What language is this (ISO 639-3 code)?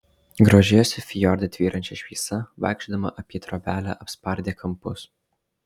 lit